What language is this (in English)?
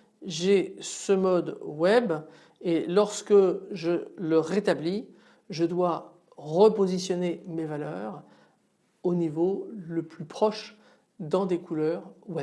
French